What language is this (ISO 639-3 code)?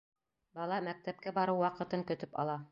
bak